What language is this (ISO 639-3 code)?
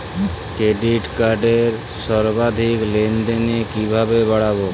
ben